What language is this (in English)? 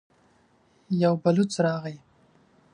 Pashto